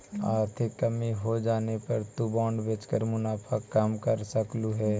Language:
Magahi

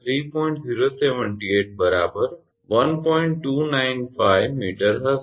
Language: Gujarati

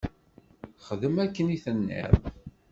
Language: Kabyle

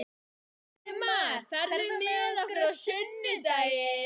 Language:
Icelandic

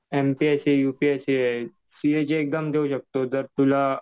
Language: Marathi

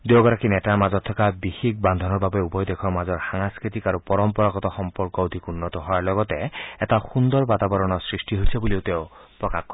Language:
Assamese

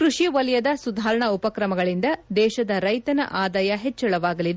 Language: Kannada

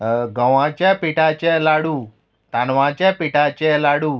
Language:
Konkani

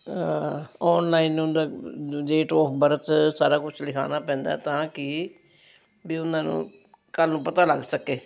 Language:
Punjabi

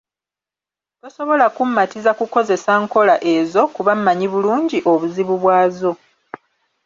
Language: Ganda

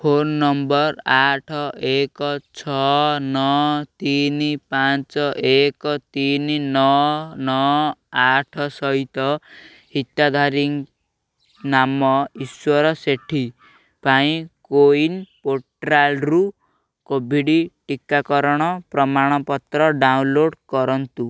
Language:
Odia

